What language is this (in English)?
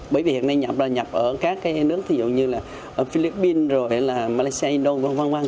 Vietnamese